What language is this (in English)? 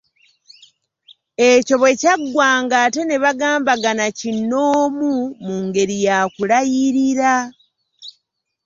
Ganda